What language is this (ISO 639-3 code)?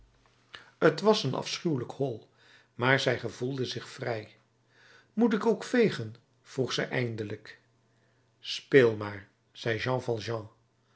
nld